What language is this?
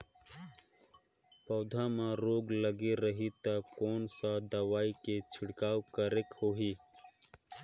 Chhattisgarhi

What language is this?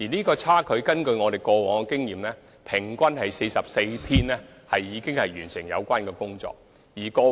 Cantonese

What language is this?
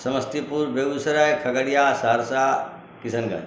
Maithili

